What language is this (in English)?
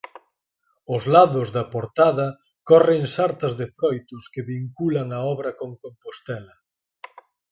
Galician